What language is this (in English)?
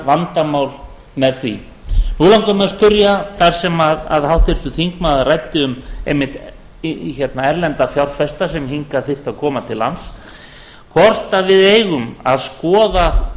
Icelandic